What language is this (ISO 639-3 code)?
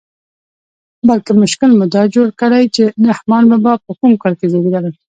pus